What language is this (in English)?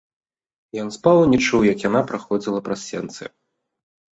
Belarusian